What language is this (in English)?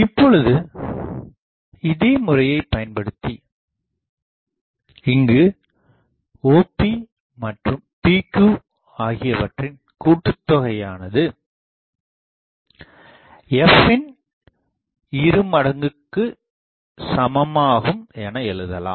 Tamil